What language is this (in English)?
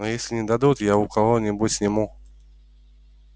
Russian